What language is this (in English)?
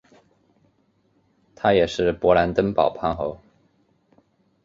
Chinese